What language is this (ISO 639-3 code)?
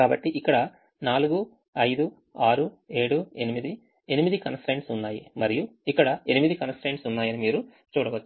tel